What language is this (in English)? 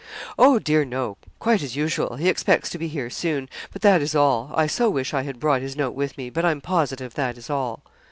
English